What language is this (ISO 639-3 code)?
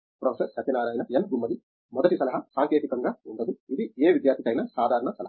tel